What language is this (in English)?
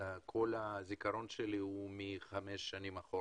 Hebrew